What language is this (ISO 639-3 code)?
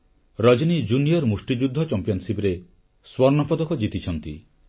ori